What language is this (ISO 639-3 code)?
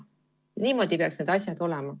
est